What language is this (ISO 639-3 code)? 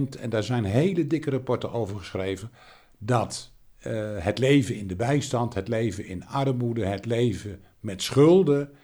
nld